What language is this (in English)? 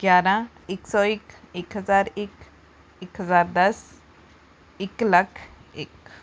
Punjabi